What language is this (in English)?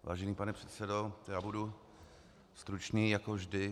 Czech